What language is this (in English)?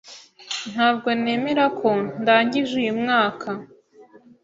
Kinyarwanda